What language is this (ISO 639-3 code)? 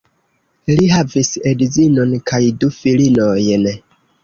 epo